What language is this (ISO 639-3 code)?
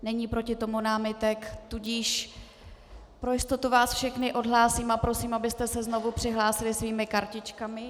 ces